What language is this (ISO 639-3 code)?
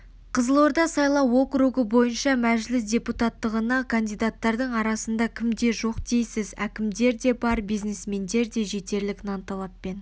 kaz